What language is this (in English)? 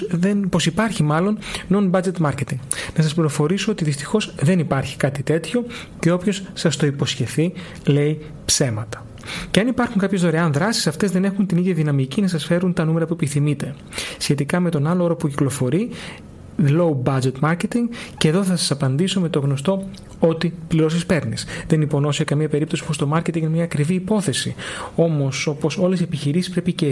Greek